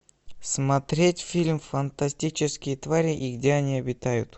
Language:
Russian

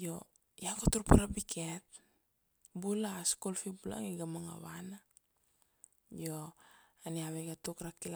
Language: Kuanua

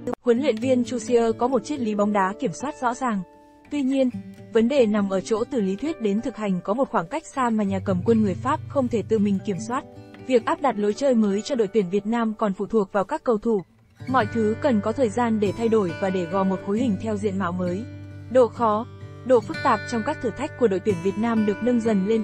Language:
Vietnamese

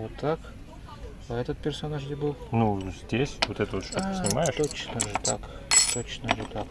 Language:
Russian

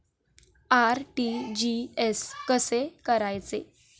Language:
Marathi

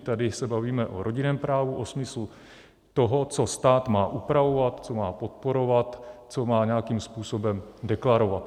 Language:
Czech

